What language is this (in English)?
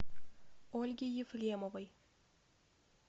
Russian